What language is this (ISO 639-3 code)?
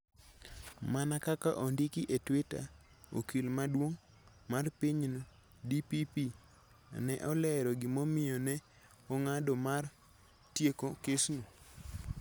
luo